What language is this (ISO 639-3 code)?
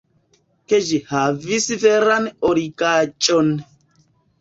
epo